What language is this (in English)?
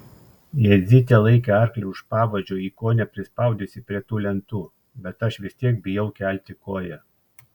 Lithuanian